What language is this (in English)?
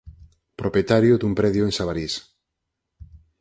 Galician